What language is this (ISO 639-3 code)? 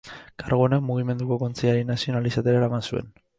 eus